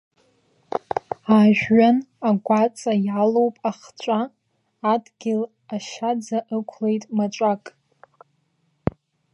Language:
Abkhazian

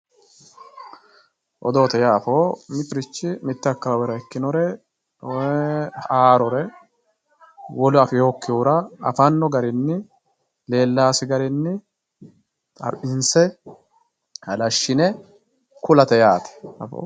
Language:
Sidamo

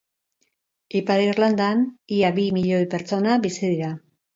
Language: Basque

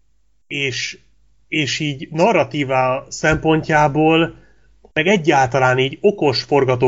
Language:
Hungarian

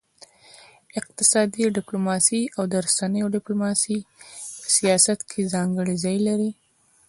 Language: Pashto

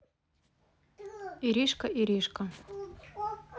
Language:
Russian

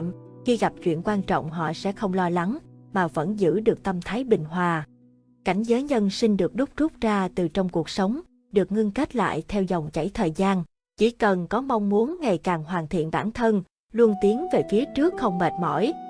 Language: Vietnamese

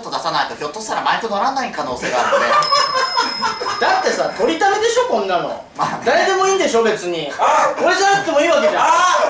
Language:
Japanese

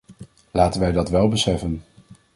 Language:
Dutch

